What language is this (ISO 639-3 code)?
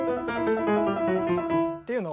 jpn